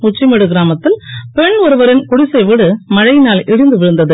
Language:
Tamil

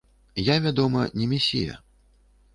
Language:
Belarusian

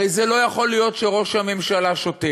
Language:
Hebrew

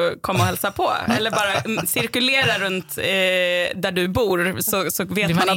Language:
Swedish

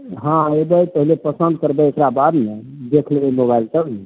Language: Maithili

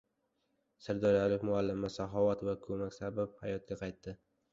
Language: Uzbek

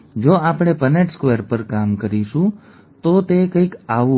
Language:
Gujarati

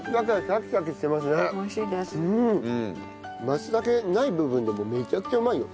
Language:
Japanese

